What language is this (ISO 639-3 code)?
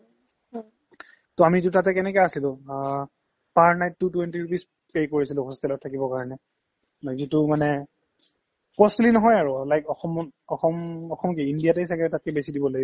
asm